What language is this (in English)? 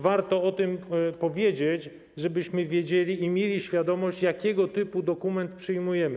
Polish